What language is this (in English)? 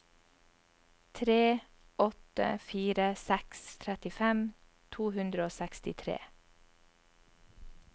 Norwegian